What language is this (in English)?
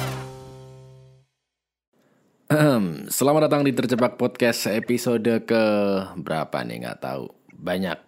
Indonesian